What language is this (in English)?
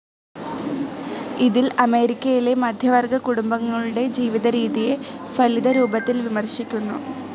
Malayalam